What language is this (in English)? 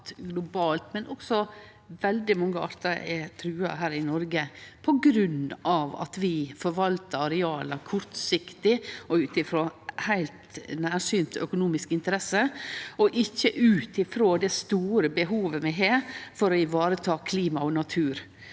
Norwegian